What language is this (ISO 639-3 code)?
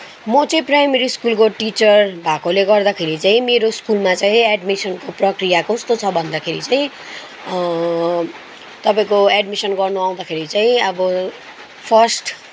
nep